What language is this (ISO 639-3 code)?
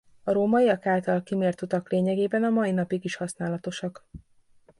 hun